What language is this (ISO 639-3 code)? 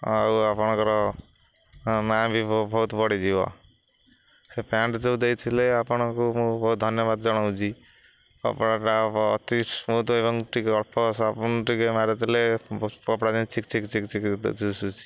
ori